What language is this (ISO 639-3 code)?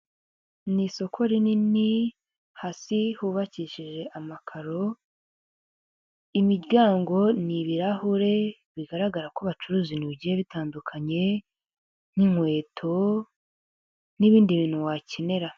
kin